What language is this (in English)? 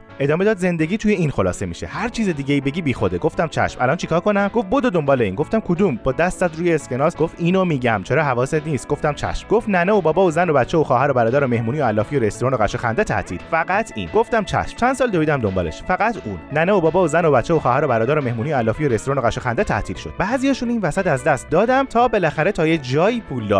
Persian